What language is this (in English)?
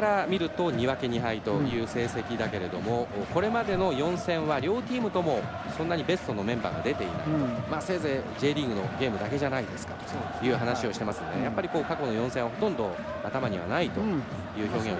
Japanese